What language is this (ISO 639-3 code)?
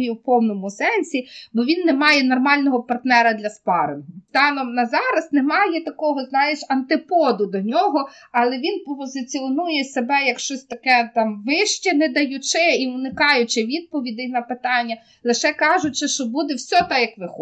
ukr